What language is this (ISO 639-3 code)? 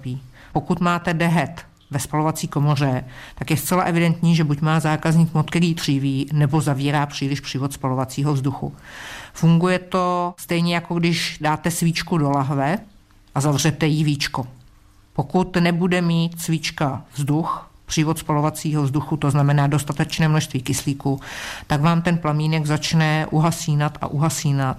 ces